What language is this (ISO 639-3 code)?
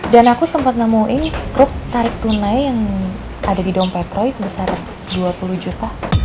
ind